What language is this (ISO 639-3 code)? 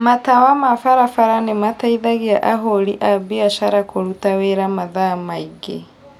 kik